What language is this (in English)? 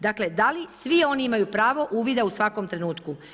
Croatian